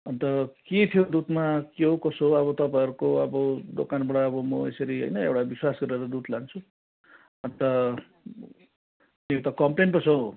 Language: Nepali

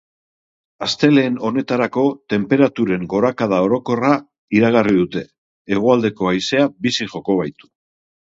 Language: Basque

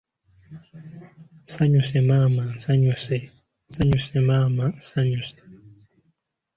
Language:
Ganda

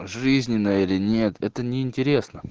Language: Russian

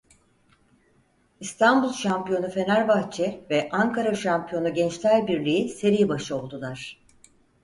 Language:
Turkish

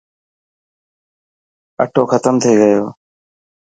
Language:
Dhatki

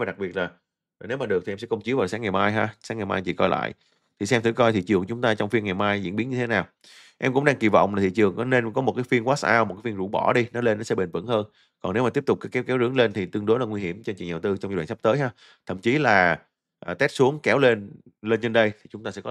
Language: Vietnamese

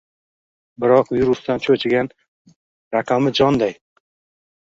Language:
Uzbek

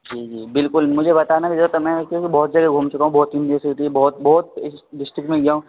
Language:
Urdu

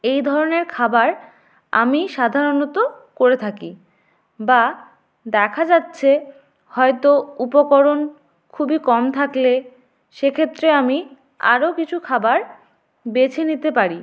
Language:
Bangla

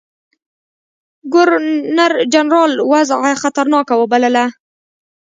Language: Pashto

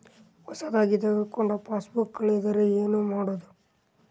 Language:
Kannada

